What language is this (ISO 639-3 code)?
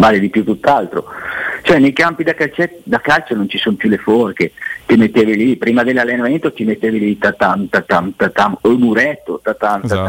ita